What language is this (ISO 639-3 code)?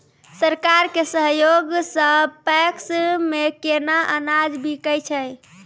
mai